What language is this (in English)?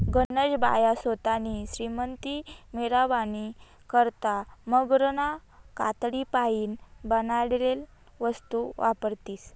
Marathi